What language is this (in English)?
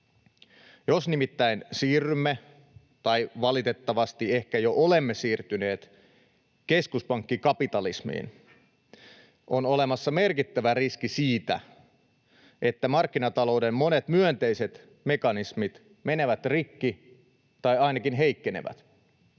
Finnish